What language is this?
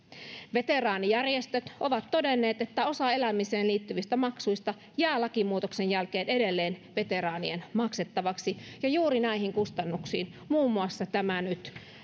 Finnish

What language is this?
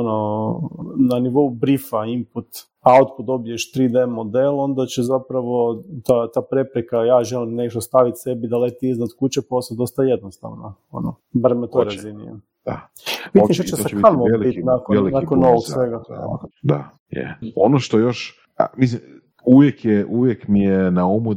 Croatian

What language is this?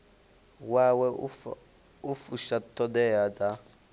Venda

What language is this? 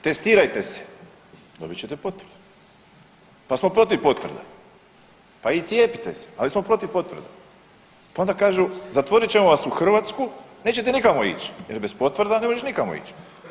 Croatian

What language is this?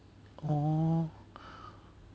English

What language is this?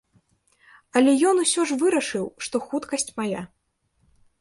Belarusian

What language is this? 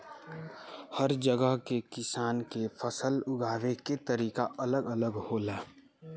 Bhojpuri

